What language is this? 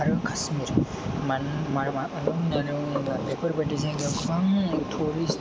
Bodo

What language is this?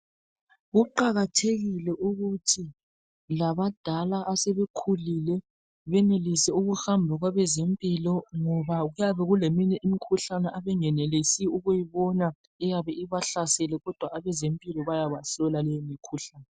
North Ndebele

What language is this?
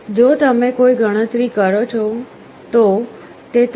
Gujarati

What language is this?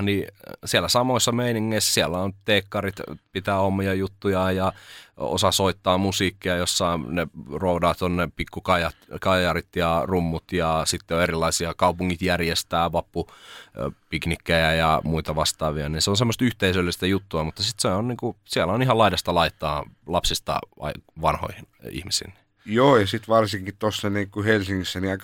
Finnish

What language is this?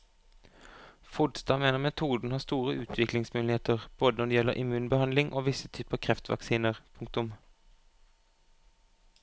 Norwegian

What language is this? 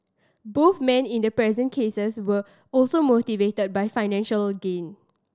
English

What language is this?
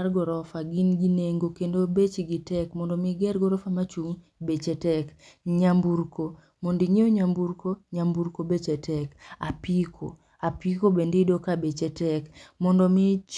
Luo (Kenya and Tanzania)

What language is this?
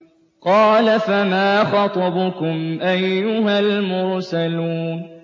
Arabic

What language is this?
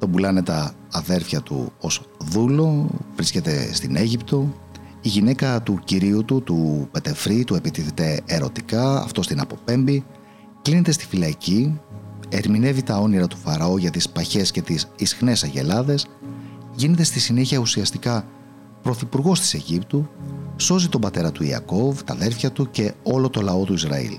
Greek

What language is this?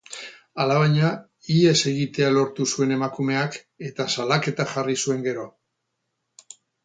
Basque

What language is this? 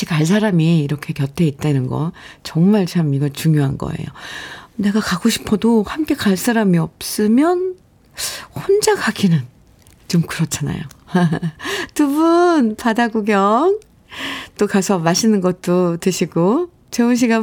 Korean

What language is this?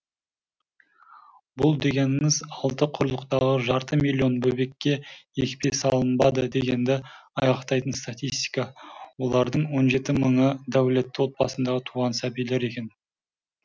Kazakh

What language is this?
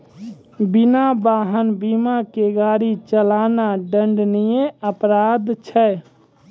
Maithili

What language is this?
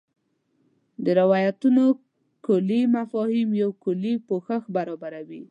Pashto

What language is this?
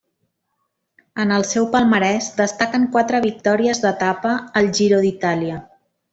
Catalan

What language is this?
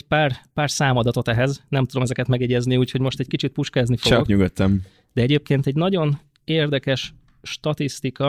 Hungarian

